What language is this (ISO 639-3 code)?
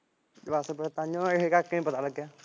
pan